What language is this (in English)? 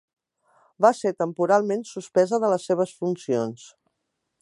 Catalan